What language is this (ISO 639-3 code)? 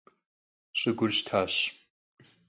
kbd